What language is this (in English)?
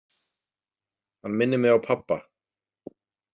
Icelandic